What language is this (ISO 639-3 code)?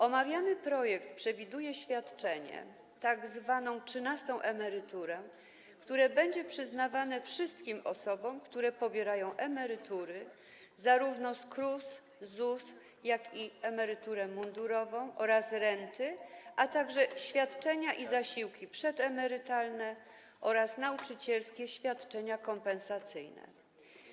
pol